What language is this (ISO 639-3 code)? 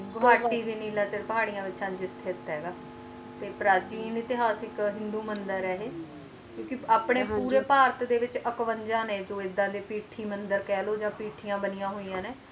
pan